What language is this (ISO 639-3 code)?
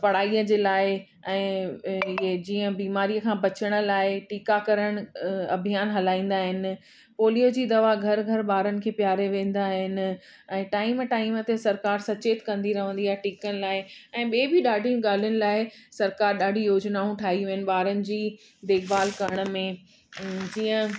snd